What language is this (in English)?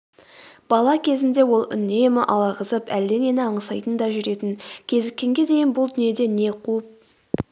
Kazakh